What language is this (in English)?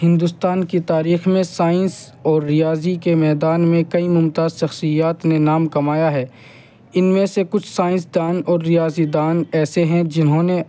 Urdu